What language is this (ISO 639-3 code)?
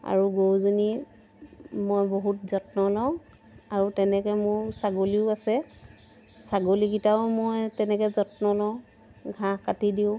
asm